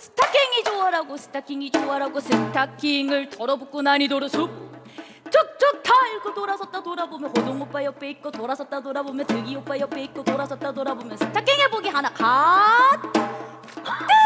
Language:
Korean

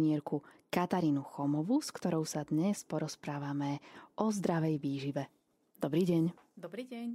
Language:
Slovak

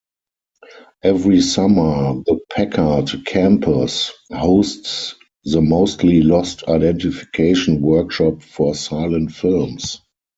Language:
English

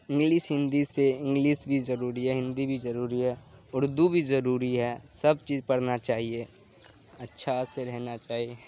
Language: Urdu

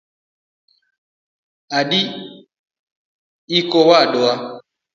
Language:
Luo (Kenya and Tanzania)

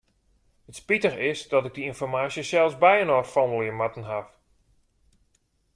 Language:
Western Frisian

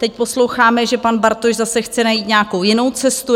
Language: Czech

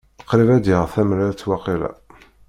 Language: Kabyle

